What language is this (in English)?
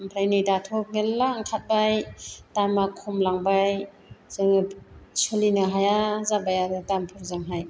Bodo